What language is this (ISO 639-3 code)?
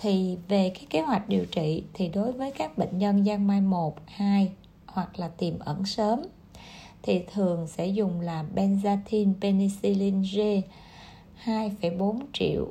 vie